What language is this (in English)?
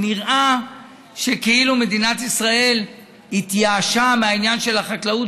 Hebrew